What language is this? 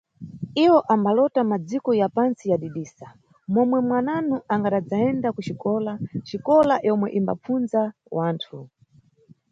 Nyungwe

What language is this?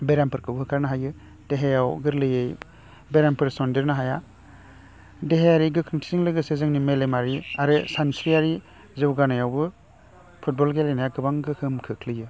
Bodo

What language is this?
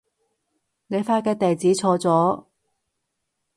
Cantonese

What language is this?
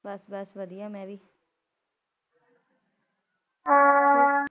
Punjabi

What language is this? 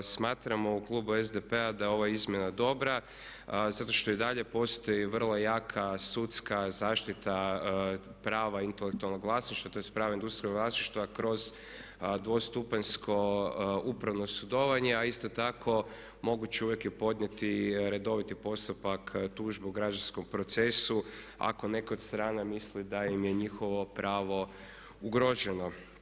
Croatian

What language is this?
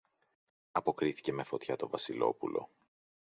Greek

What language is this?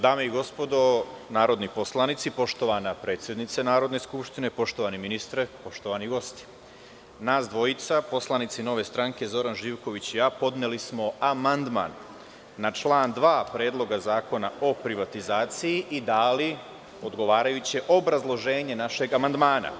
Serbian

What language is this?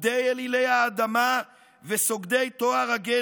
Hebrew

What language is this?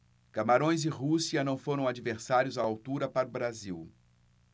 Portuguese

